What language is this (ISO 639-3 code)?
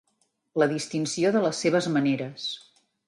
cat